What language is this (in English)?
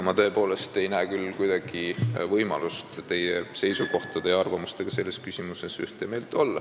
Estonian